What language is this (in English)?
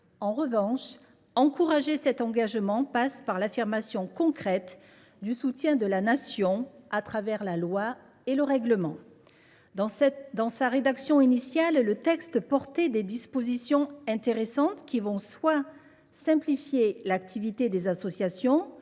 French